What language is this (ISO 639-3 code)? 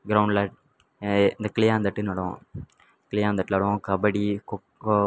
tam